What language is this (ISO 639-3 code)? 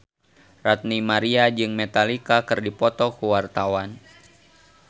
sun